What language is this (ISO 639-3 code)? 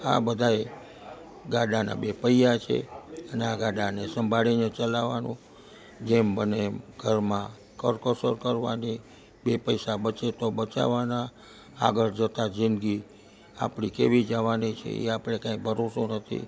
guj